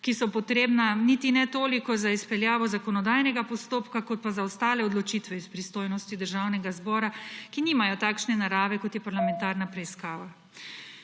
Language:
Slovenian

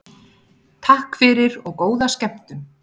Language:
Icelandic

